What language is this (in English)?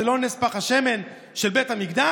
Hebrew